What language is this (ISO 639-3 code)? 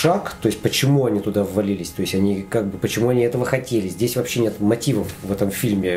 rus